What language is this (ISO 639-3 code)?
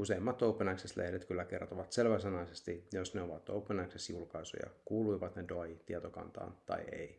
fin